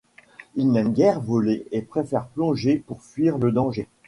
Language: French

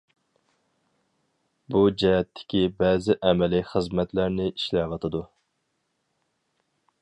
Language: Uyghur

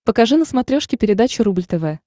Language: Russian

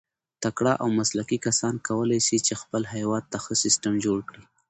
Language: Pashto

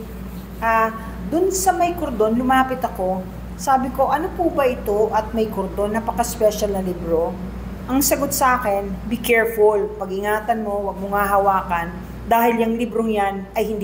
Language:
Filipino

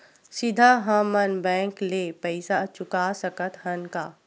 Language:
Chhattisgarhi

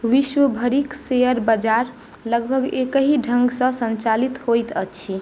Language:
Maithili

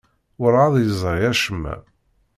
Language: Kabyle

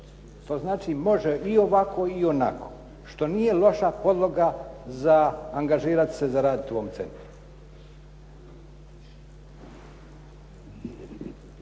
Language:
Croatian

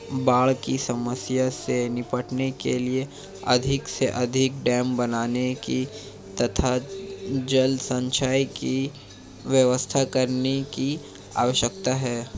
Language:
Hindi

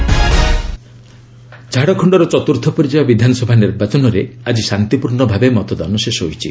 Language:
Odia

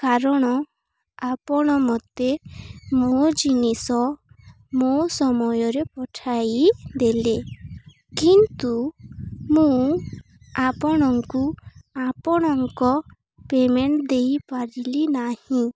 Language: Odia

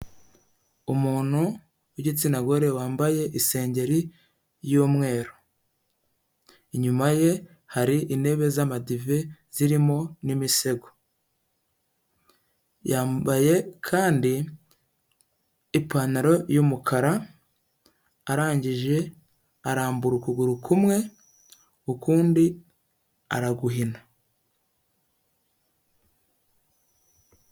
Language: Kinyarwanda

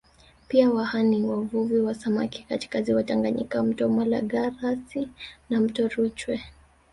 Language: Swahili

